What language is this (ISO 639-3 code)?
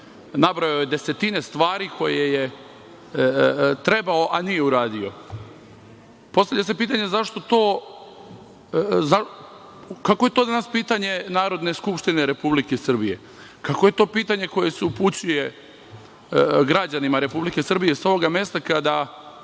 srp